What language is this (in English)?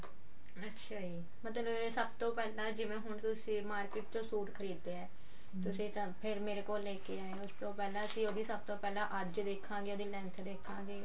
Punjabi